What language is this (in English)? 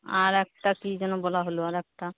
Bangla